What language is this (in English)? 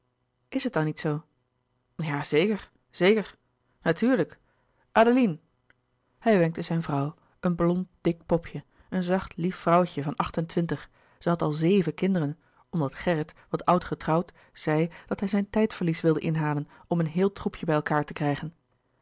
Dutch